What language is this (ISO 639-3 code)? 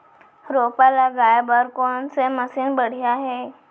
hne